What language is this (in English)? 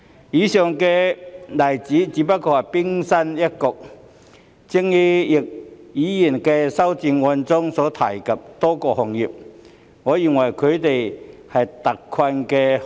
Cantonese